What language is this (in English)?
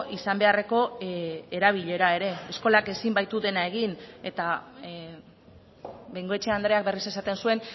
Basque